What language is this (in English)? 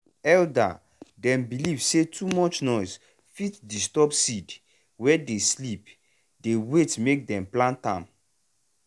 Nigerian Pidgin